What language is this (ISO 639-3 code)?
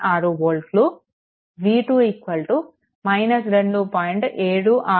tel